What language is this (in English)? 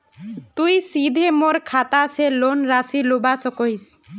Magahi